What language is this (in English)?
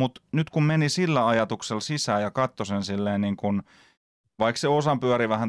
Finnish